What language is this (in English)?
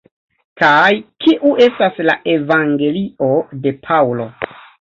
Esperanto